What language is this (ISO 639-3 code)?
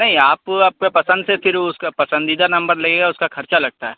urd